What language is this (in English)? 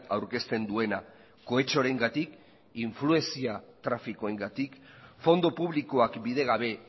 Basque